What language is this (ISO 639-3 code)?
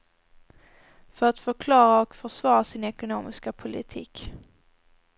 swe